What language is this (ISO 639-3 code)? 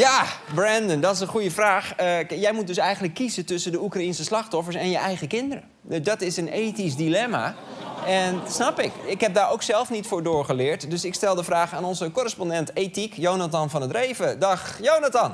nld